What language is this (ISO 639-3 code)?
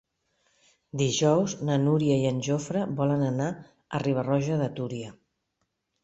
cat